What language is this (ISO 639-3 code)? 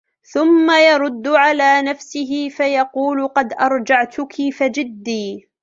ara